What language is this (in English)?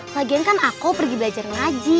Indonesian